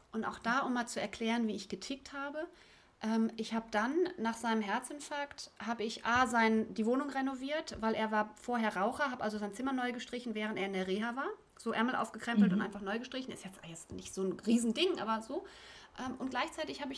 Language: German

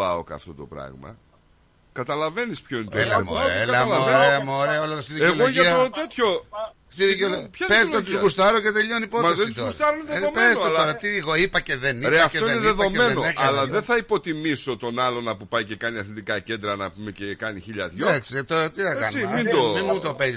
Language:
Greek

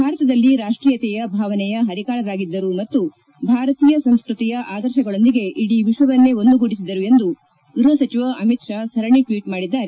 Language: Kannada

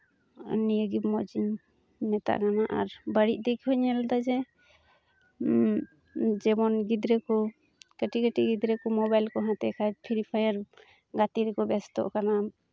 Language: Santali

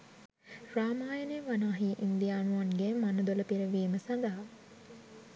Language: Sinhala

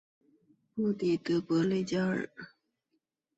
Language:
Chinese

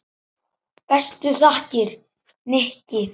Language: Icelandic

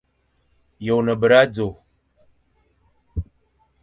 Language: Fang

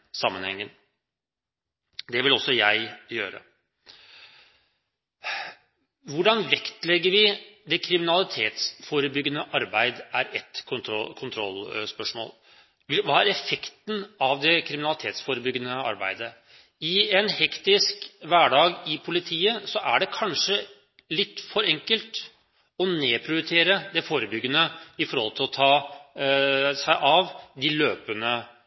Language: Norwegian Bokmål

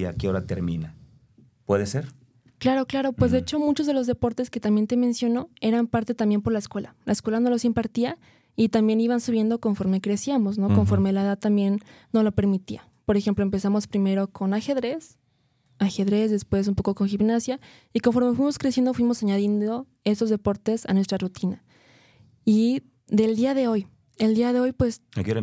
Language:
Spanish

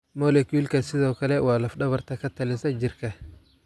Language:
Somali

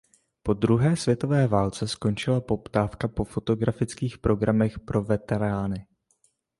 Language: Czech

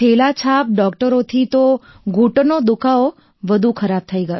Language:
Gujarati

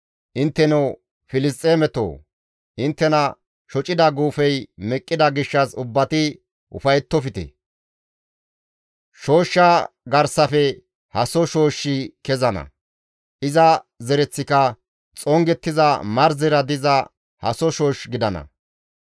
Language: Gamo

